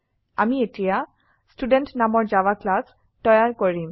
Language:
Assamese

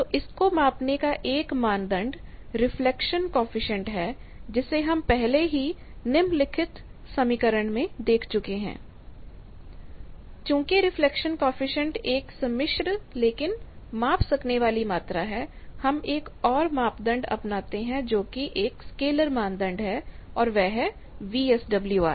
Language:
Hindi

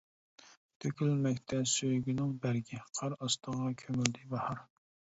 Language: Uyghur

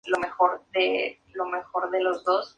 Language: Spanish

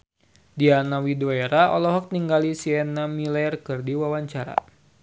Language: Sundanese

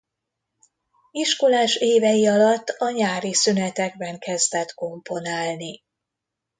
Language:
Hungarian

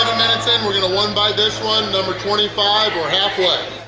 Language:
English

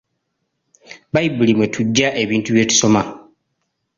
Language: Ganda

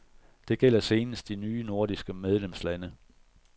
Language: Danish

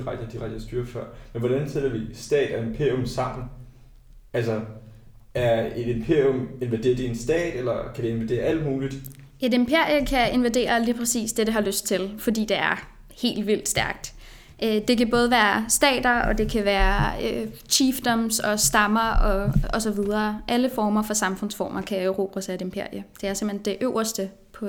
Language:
Danish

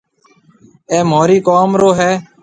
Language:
Marwari (Pakistan)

